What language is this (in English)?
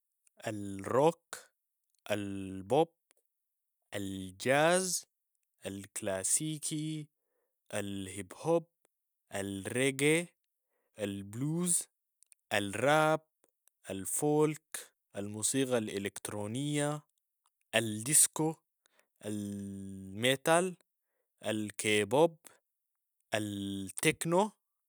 Sudanese Arabic